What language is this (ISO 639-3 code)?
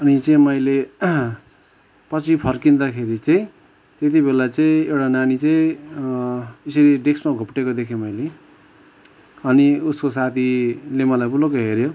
nep